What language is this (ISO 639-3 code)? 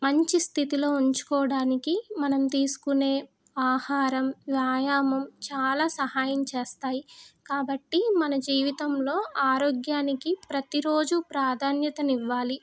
tel